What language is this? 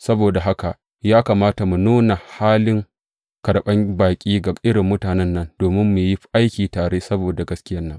Hausa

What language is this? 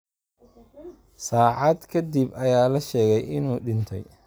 Somali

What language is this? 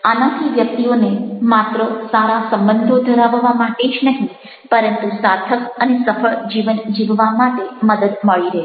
Gujarati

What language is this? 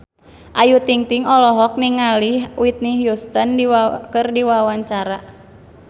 Sundanese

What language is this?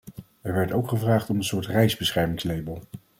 Dutch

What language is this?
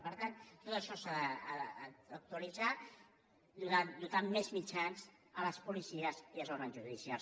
Catalan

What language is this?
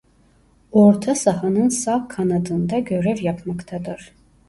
Turkish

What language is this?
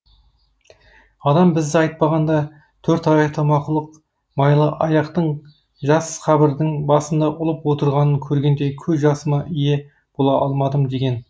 Kazakh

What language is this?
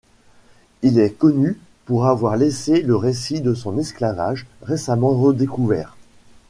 French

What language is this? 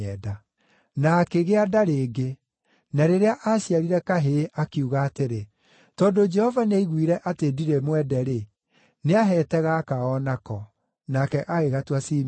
Kikuyu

